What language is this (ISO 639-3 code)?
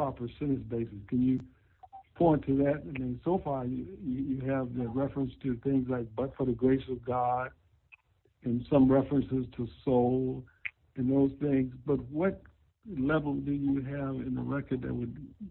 eng